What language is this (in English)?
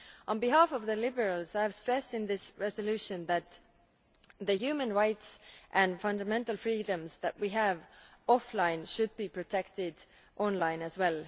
English